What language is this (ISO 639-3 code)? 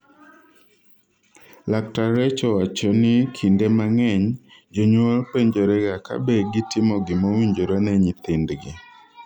luo